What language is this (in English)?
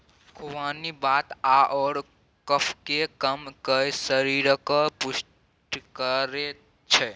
Maithili